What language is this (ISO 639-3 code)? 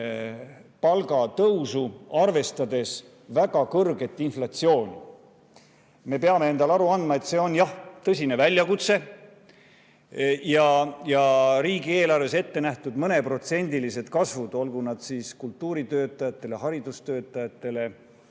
est